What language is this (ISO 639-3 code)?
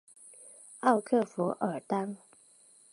zho